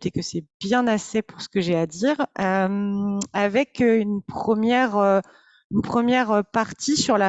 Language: French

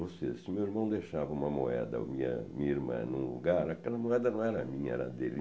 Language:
Portuguese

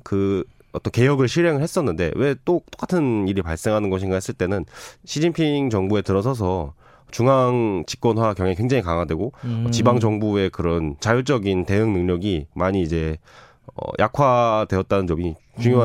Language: Korean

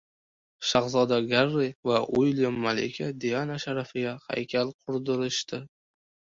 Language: Uzbek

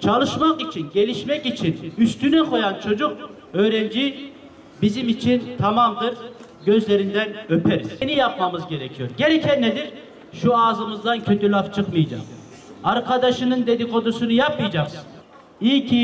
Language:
Turkish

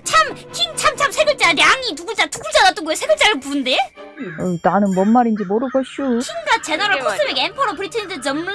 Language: Korean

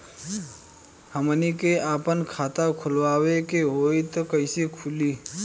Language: Bhojpuri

